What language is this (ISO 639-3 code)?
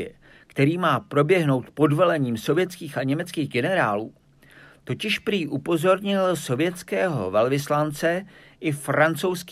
ces